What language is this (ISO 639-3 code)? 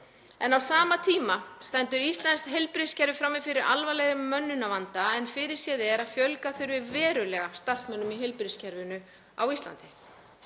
isl